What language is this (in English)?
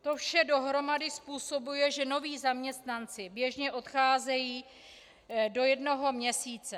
Czech